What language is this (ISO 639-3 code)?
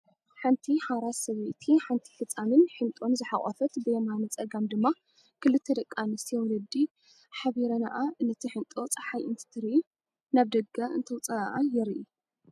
tir